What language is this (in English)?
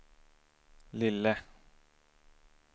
Swedish